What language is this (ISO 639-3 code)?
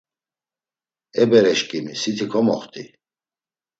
lzz